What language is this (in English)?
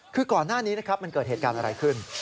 Thai